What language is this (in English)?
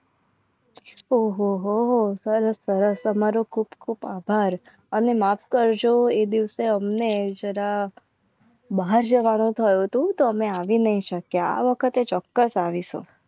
Gujarati